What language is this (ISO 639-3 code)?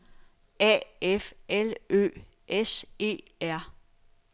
dan